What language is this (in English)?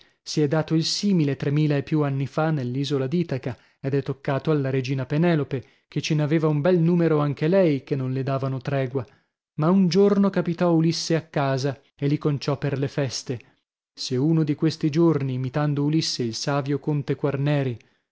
Italian